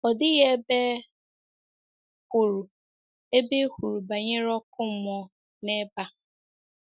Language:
Igbo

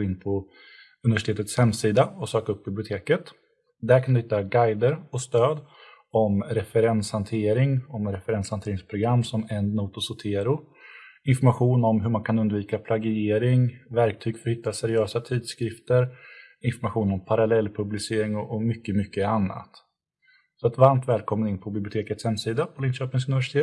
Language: Swedish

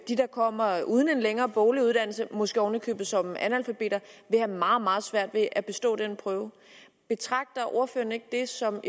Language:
Danish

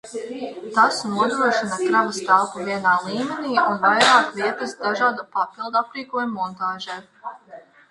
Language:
Latvian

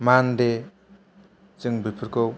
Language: Bodo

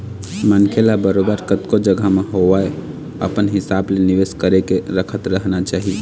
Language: Chhattisgarhi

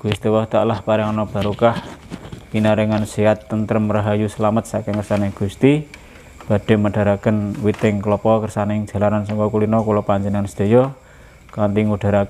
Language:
Indonesian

